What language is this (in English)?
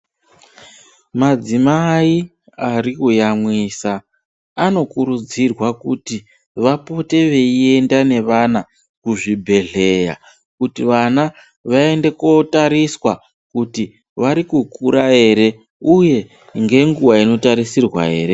Ndau